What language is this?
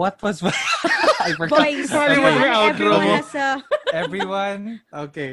Filipino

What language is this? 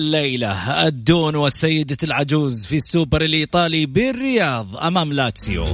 Arabic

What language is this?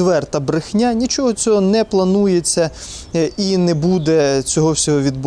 Ukrainian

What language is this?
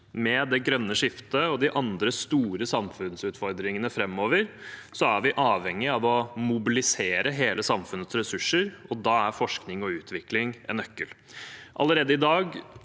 Norwegian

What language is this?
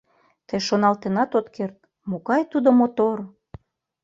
Mari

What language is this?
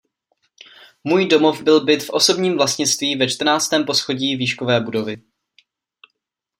Czech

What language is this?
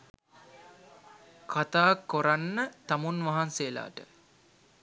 Sinhala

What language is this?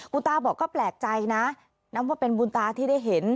Thai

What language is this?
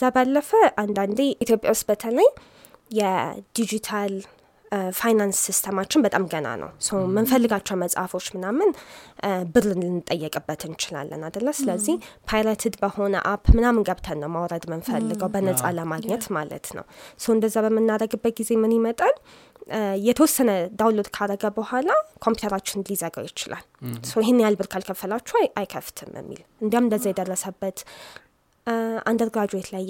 Amharic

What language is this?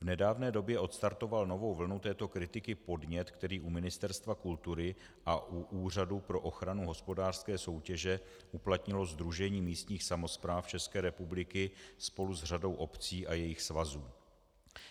Czech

